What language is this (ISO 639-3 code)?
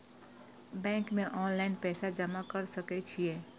mai